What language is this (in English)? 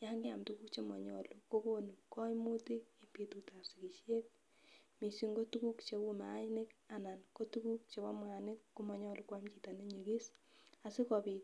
Kalenjin